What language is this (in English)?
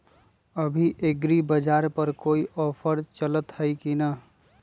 Magahi